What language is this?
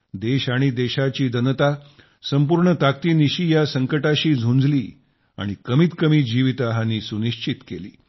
Marathi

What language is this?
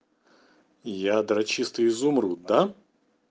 Russian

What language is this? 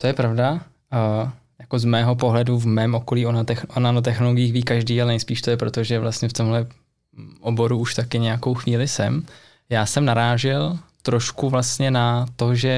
Czech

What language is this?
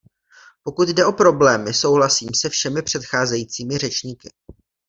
Czech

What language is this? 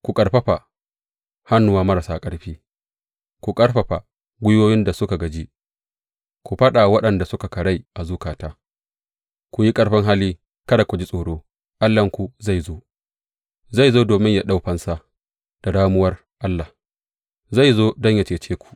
Hausa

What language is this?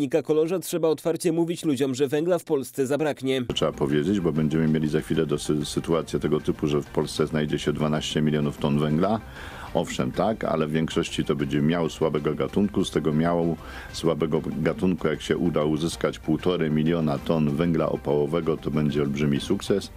Polish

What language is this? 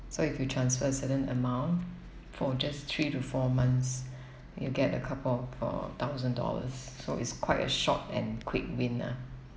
English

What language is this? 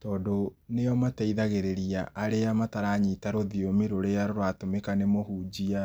Kikuyu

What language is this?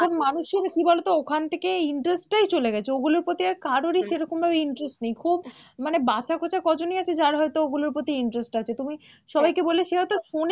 Bangla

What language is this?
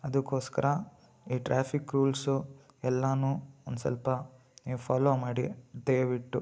Kannada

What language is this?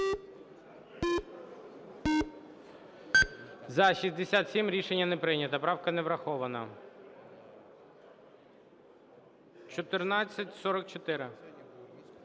Ukrainian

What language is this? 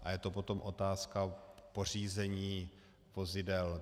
Czech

